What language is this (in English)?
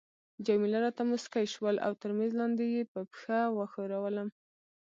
Pashto